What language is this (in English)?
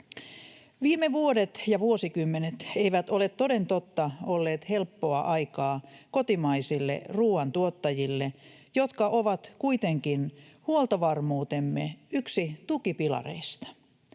Finnish